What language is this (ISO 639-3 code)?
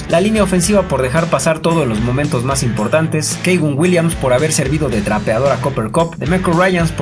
spa